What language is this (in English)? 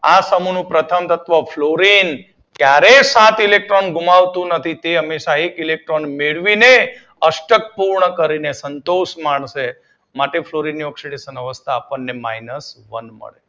Gujarati